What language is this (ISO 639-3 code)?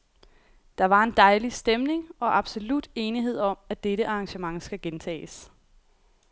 dan